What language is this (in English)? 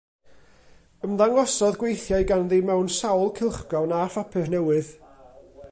Welsh